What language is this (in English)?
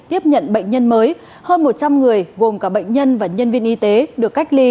Vietnamese